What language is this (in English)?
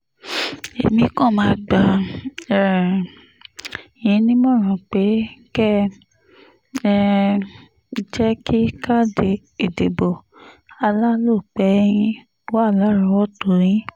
Yoruba